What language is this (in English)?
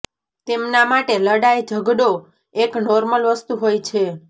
Gujarati